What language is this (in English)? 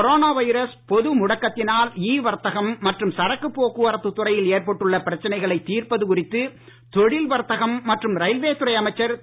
Tamil